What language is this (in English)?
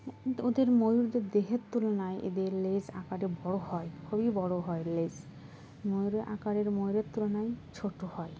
Bangla